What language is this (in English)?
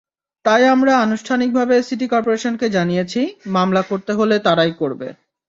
Bangla